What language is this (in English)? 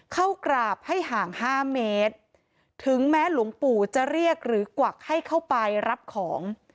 Thai